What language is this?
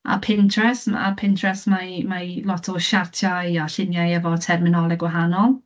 Welsh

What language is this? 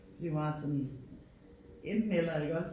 Danish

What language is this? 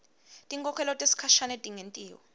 Swati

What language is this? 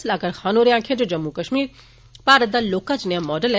Dogri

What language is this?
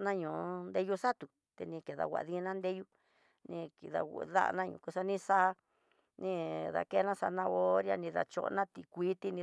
Tidaá Mixtec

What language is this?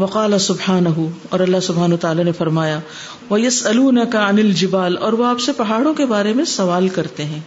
Urdu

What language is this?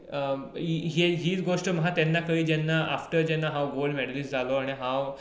Konkani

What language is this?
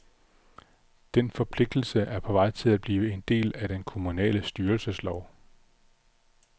Danish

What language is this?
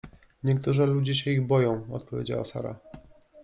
Polish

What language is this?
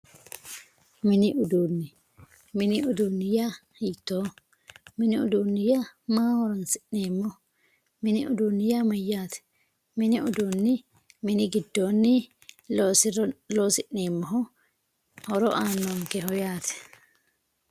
Sidamo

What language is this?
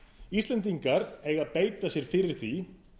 Icelandic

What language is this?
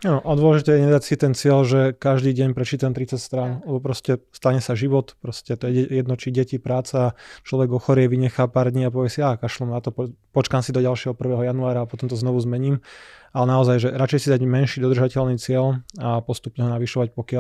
Slovak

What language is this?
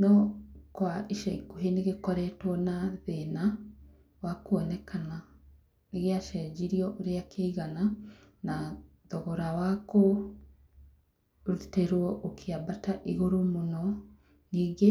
Kikuyu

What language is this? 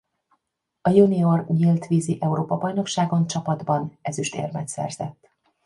Hungarian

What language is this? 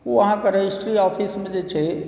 Maithili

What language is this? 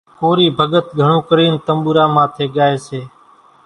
Kachi Koli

